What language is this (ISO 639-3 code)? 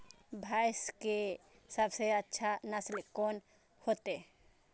mai